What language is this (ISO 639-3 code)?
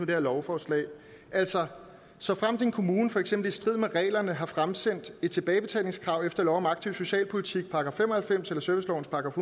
dan